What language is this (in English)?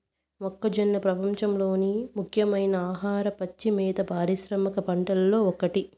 Telugu